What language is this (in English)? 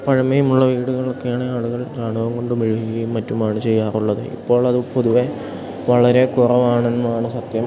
Malayalam